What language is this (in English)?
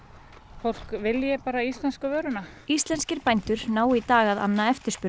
Icelandic